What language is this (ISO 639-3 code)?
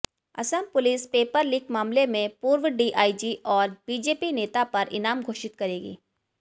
hin